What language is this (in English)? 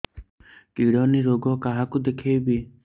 Odia